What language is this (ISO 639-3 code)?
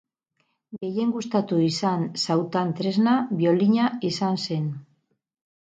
eus